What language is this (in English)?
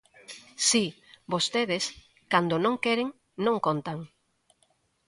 Galician